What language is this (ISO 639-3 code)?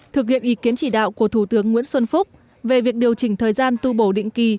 vie